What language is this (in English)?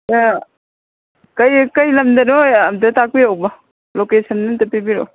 Manipuri